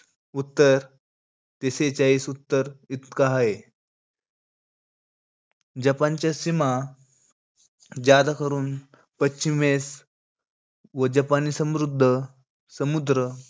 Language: Marathi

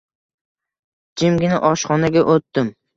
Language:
Uzbek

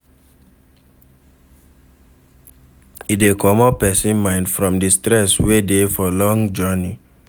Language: Nigerian Pidgin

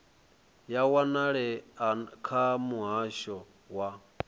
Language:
Venda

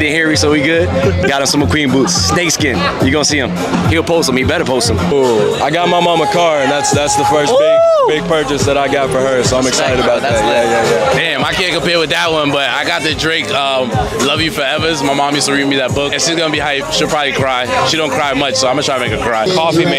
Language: English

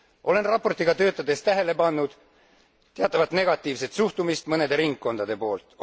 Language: Estonian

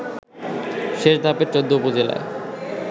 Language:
Bangla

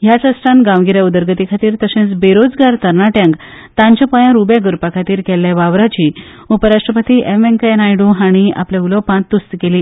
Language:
Konkani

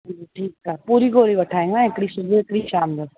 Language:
Sindhi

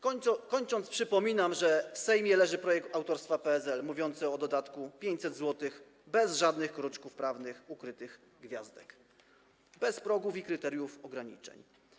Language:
Polish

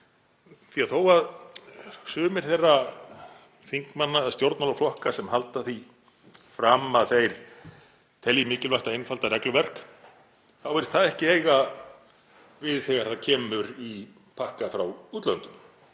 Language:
Icelandic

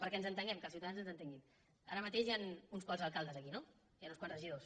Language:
Catalan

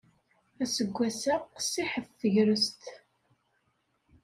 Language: Kabyle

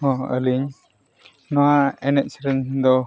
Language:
Santali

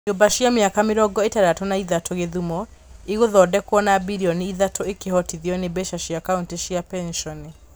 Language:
Kikuyu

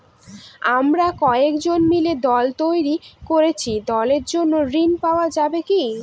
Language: Bangla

